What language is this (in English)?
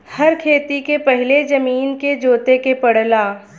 Bhojpuri